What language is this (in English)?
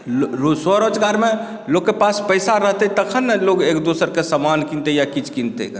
Maithili